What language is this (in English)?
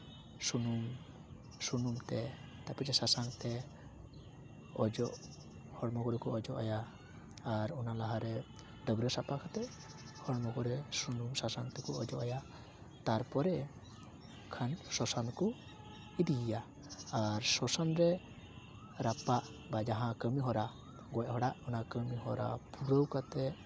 Santali